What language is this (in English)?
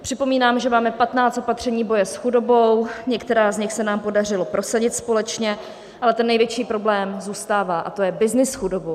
Czech